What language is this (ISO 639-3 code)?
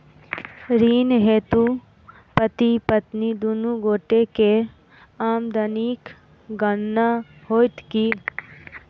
mai